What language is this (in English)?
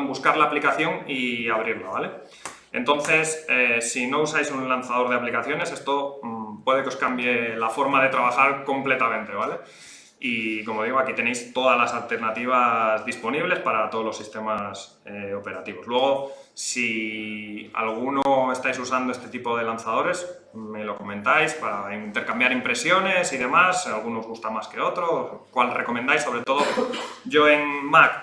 Spanish